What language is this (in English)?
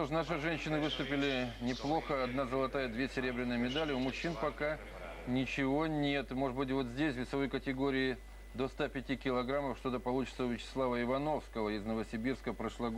Russian